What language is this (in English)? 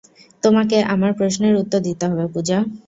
Bangla